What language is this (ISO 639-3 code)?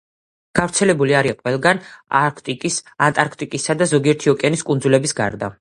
kat